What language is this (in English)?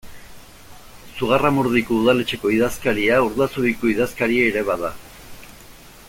Basque